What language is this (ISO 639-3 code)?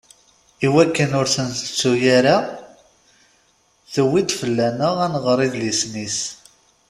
kab